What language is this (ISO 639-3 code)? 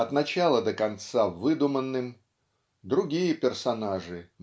rus